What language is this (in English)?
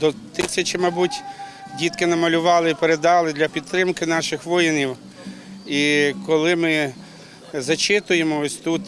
Ukrainian